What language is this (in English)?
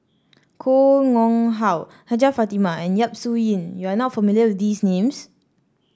English